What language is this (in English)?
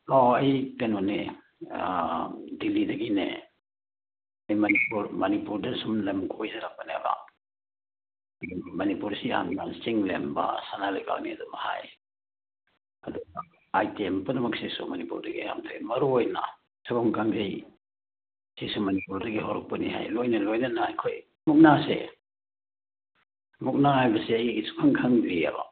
Manipuri